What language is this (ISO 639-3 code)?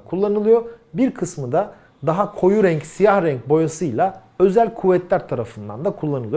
tur